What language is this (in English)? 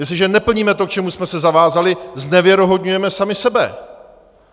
Czech